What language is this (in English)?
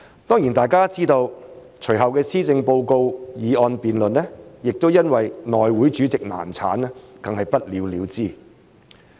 Cantonese